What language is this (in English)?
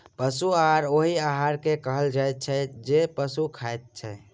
Maithili